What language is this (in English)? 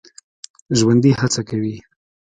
Pashto